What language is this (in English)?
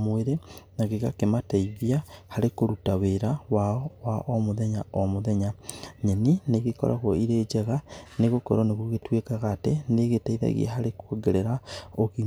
Kikuyu